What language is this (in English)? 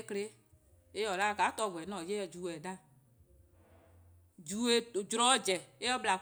Eastern Krahn